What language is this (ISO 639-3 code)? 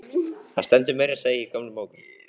isl